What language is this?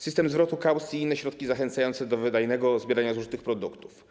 Polish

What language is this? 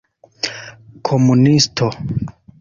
Esperanto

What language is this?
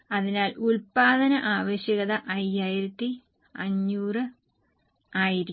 Malayalam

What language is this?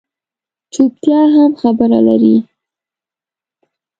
Pashto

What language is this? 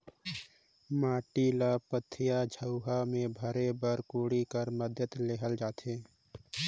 Chhattisgarhi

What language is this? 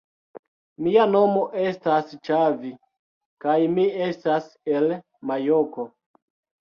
Esperanto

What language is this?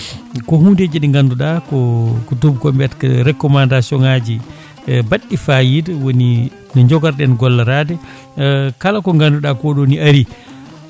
Fula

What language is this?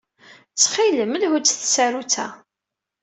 Kabyle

